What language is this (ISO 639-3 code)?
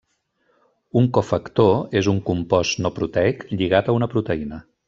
cat